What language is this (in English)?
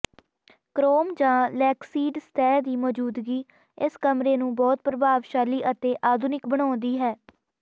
Punjabi